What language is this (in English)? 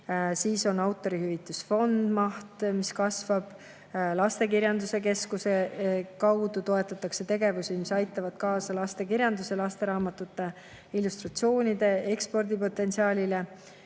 Estonian